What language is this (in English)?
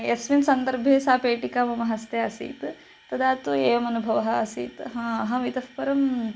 Sanskrit